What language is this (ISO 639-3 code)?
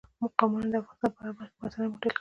pus